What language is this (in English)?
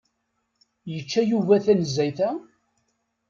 Kabyle